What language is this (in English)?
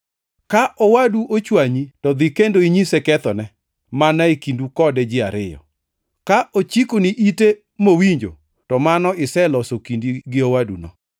Luo (Kenya and Tanzania)